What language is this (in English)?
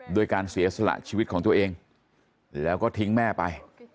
Thai